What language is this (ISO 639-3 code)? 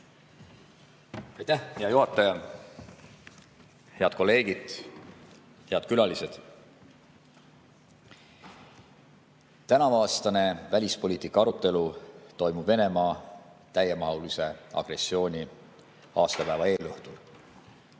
est